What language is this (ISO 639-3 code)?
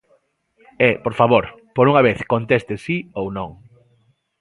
glg